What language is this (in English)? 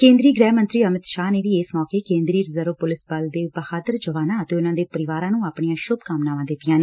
Punjabi